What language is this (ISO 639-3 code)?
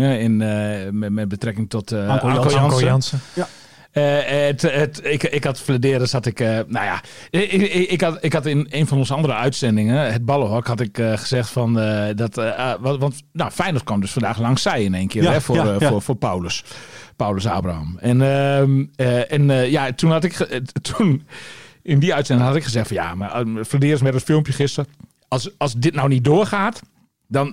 nld